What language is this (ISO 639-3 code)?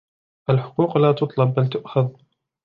ara